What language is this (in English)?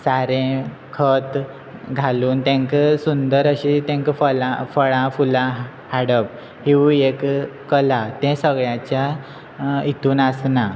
Konkani